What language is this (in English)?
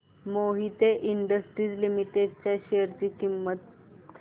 Marathi